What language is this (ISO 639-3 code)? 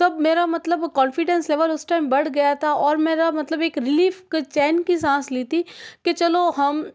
hin